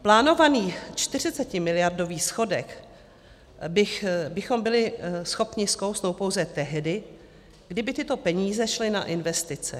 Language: Czech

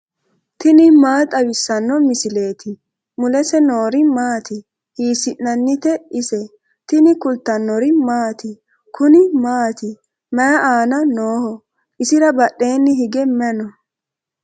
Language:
Sidamo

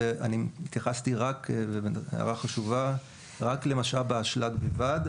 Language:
Hebrew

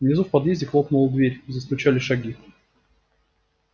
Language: Russian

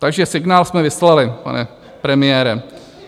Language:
Czech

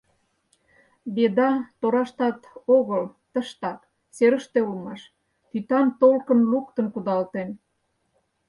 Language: Mari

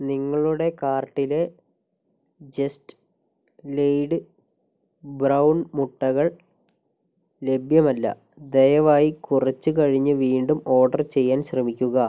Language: Malayalam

